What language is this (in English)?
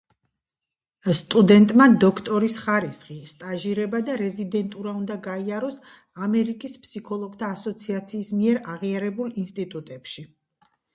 Georgian